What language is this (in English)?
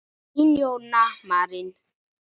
Icelandic